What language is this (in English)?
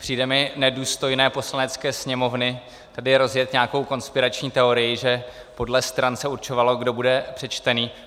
Czech